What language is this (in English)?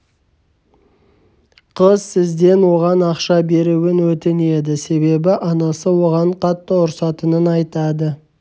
Kazakh